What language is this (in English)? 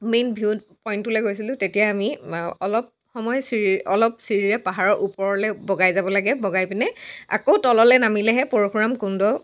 Assamese